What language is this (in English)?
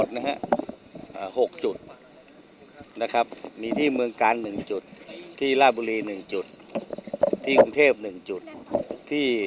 Thai